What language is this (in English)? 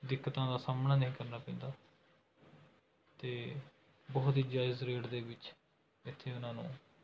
Punjabi